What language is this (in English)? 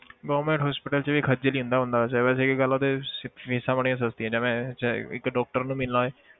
Punjabi